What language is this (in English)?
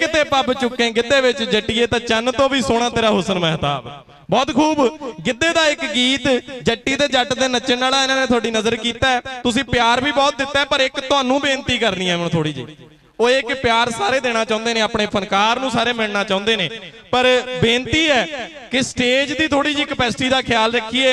Hindi